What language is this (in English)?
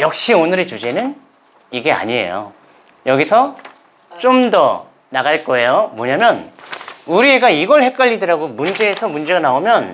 Korean